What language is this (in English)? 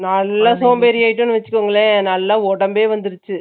Tamil